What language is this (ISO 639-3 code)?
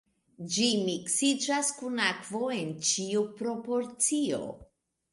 epo